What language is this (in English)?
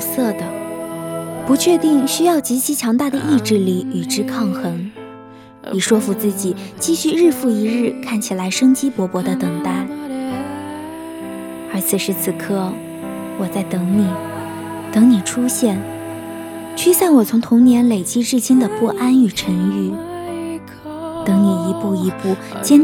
Chinese